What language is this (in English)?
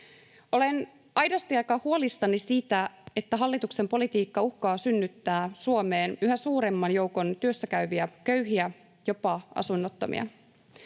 Finnish